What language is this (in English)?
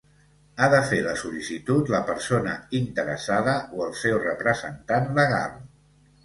Catalan